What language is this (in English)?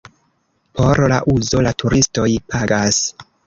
Esperanto